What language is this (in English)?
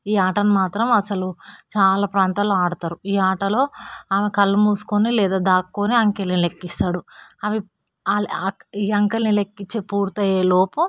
Telugu